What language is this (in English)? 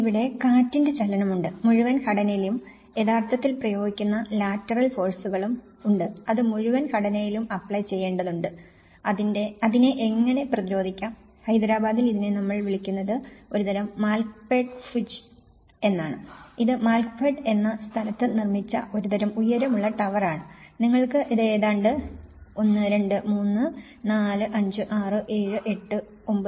Malayalam